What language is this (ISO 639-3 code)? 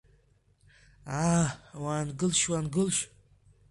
abk